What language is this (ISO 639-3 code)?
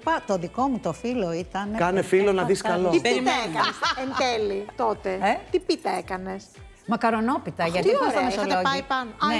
ell